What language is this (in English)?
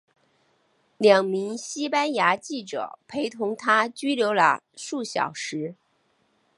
Chinese